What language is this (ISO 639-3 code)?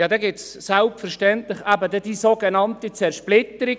gsw